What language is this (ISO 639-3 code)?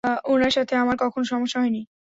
ben